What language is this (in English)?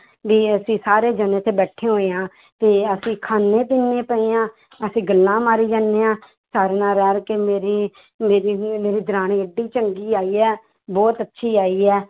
Punjabi